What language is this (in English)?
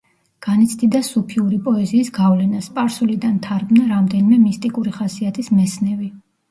Georgian